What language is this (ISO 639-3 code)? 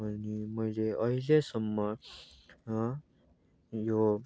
nep